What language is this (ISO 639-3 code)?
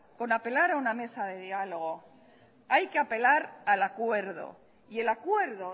spa